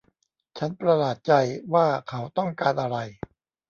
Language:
Thai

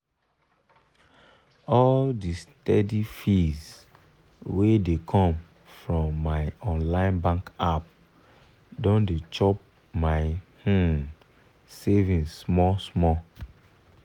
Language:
Nigerian Pidgin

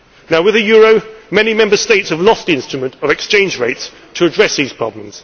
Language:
English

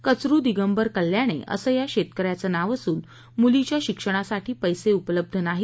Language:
Marathi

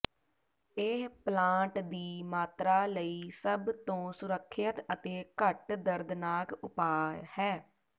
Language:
Punjabi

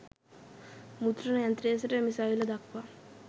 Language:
Sinhala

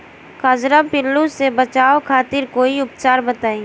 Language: Bhojpuri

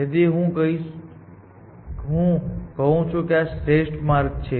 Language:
Gujarati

